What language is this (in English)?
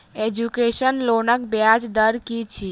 Maithili